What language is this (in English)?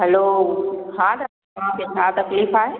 Sindhi